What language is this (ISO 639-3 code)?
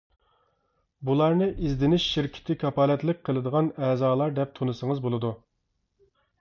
uig